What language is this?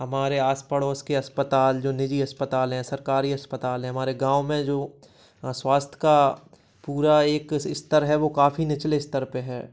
Hindi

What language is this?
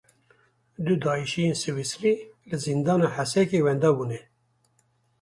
Kurdish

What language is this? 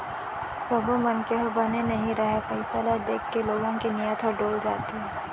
Chhattisgarhi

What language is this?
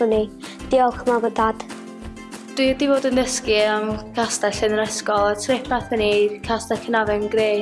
Welsh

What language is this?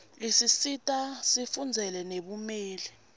Swati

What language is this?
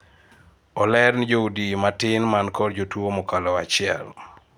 Luo (Kenya and Tanzania)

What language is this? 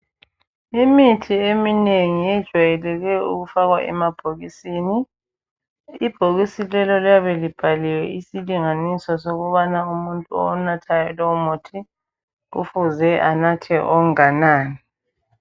North Ndebele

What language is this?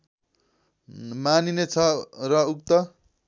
Nepali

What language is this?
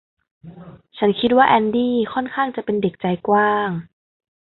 Thai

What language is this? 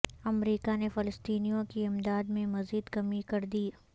Urdu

